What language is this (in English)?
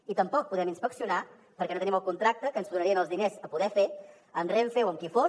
Catalan